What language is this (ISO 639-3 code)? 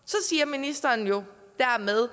dan